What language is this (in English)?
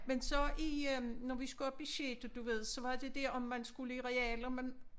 Danish